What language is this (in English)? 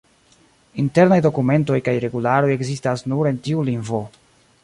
Esperanto